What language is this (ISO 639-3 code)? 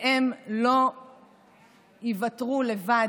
heb